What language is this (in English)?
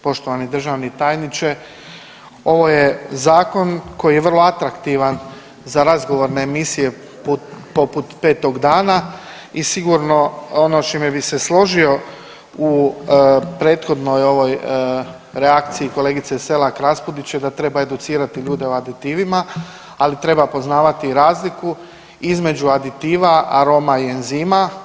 Croatian